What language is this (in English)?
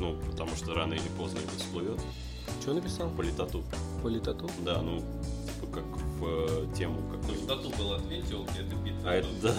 Russian